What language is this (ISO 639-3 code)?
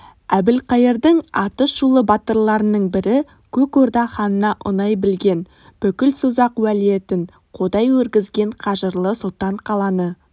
kaz